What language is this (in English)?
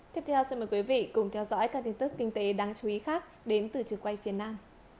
Vietnamese